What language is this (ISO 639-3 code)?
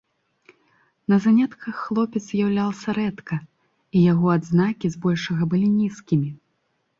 bel